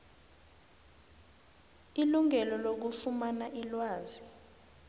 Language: South Ndebele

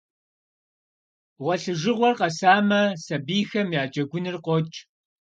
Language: Kabardian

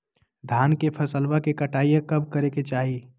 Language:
Magahi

